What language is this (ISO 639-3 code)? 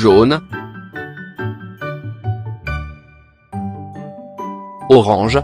fra